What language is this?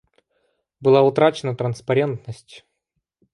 Russian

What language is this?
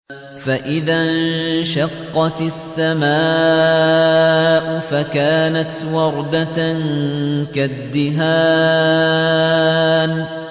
Arabic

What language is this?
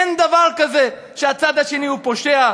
Hebrew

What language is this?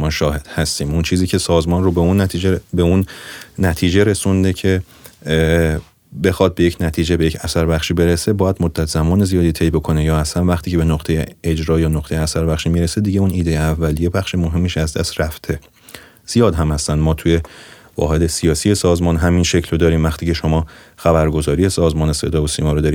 Persian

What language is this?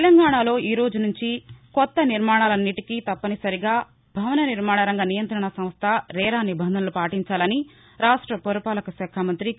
Telugu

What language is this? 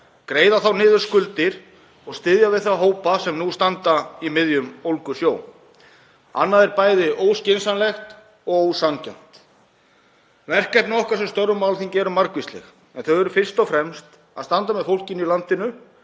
Icelandic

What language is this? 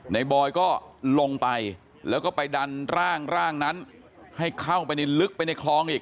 Thai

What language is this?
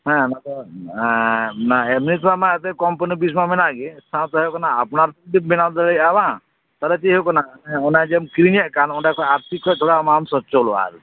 Santali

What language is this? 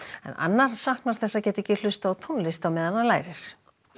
Icelandic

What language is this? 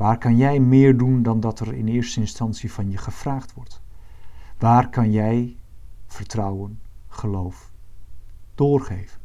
Dutch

